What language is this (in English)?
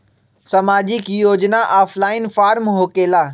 Magahi